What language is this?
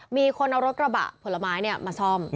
Thai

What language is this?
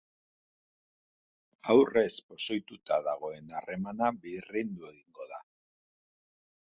Basque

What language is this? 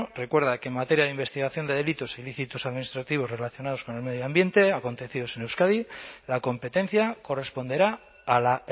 Spanish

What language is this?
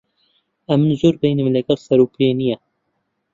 Central Kurdish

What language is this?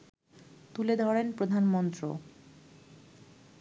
Bangla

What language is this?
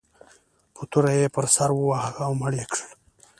Pashto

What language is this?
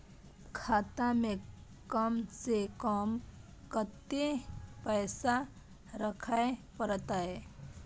Maithili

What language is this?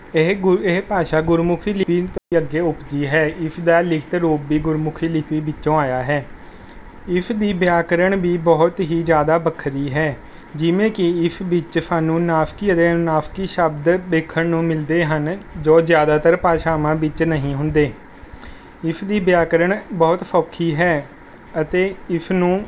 Punjabi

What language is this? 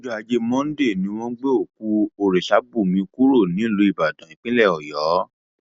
Yoruba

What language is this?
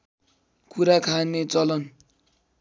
Nepali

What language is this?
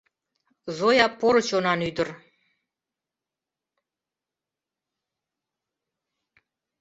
Mari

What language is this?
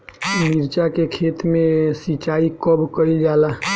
Bhojpuri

